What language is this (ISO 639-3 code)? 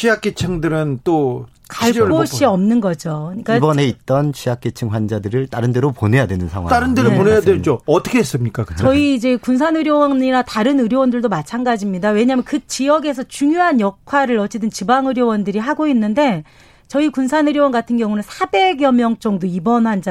kor